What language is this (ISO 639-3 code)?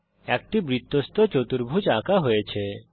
ben